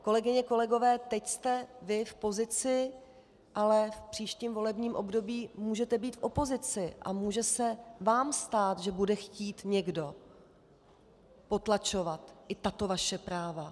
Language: Czech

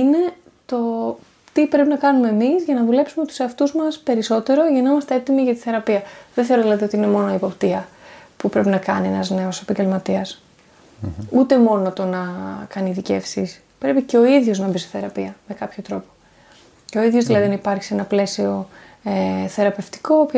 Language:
Greek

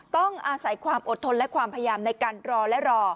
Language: Thai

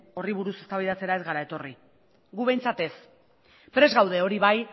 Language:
Basque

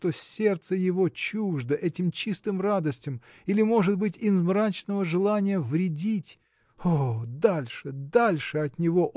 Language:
Russian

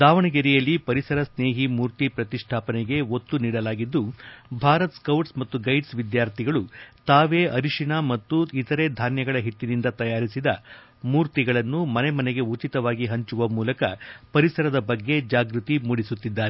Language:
Kannada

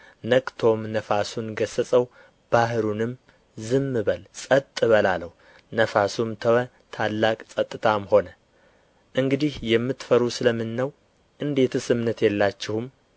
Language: Amharic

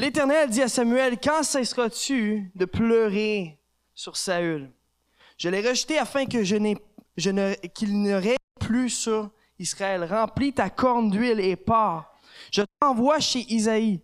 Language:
French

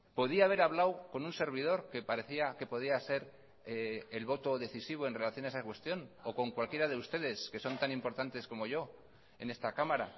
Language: Spanish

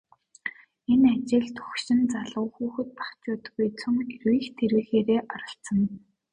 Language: Mongolian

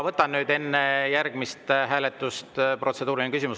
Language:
Estonian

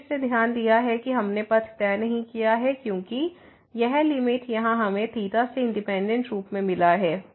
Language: Hindi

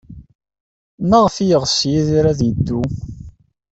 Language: Kabyle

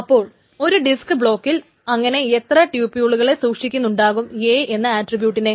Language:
Malayalam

